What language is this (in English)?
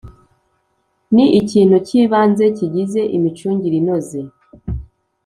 Kinyarwanda